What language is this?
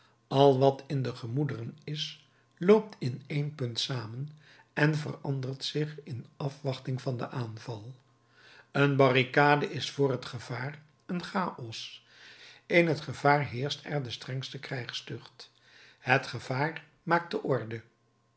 Dutch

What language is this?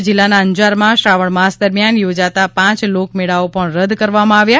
Gujarati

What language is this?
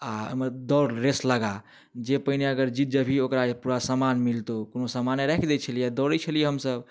Maithili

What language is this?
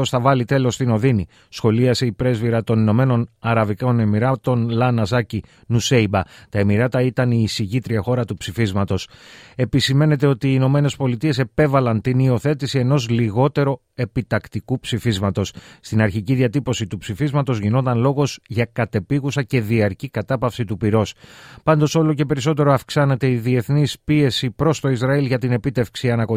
Greek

